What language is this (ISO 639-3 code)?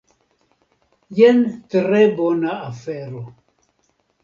epo